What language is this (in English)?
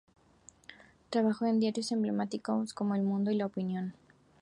Spanish